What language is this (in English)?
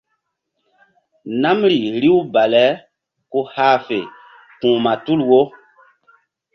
Mbum